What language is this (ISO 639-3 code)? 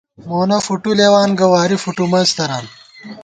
gwt